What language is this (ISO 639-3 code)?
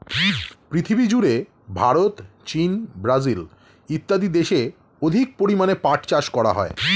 ben